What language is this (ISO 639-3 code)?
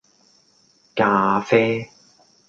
yue